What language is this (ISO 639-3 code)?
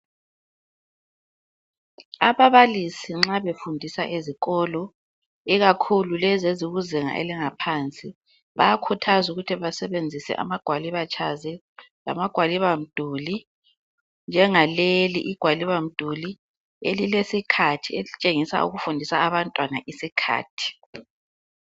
nde